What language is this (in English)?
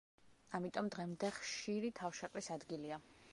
Georgian